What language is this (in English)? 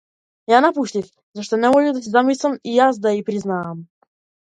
Macedonian